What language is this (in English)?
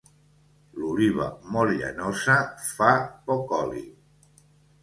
Catalan